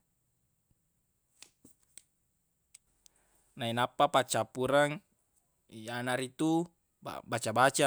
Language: Buginese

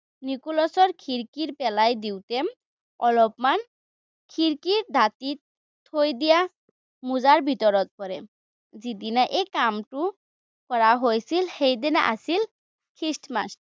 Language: Assamese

